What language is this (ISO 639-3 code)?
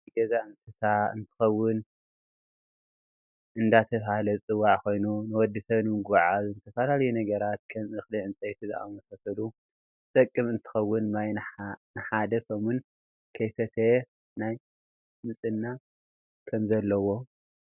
tir